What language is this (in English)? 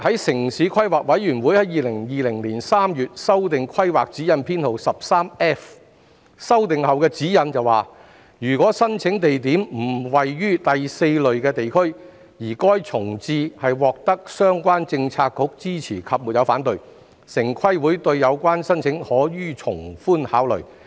Cantonese